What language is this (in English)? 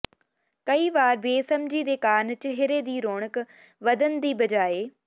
Punjabi